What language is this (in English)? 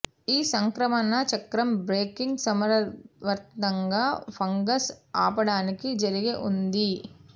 Telugu